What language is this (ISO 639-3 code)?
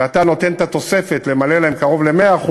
heb